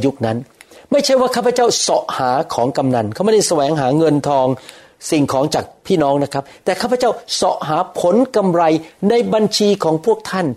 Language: Thai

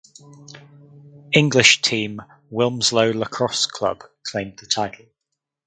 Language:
English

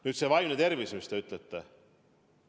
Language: Estonian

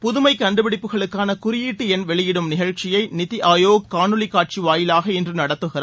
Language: Tamil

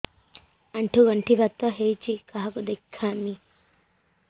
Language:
Odia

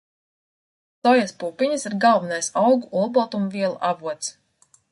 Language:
Latvian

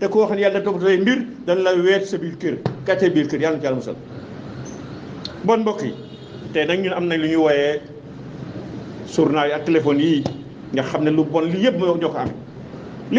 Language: Arabic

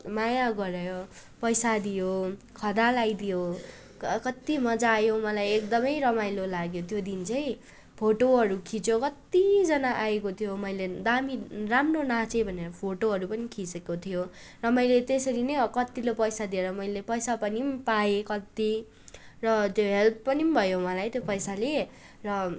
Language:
Nepali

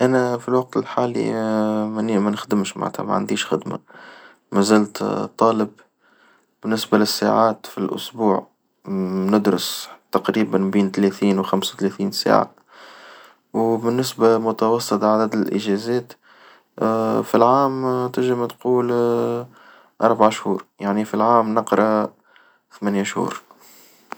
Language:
Tunisian Arabic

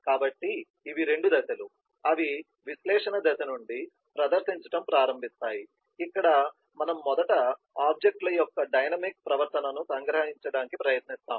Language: Telugu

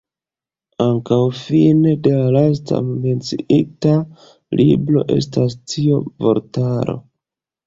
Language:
Esperanto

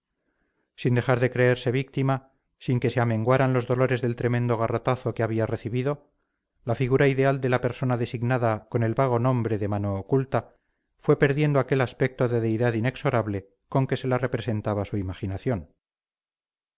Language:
Spanish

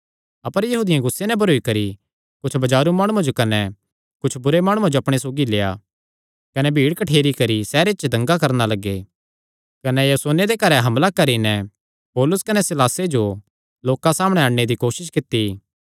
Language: Kangri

